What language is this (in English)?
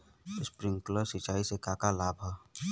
Bhojpuri